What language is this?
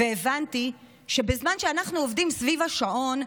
Hebrew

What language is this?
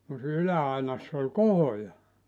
Finnish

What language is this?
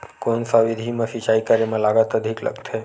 Chhattisgarhi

